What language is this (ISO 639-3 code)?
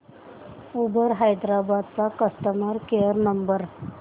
mar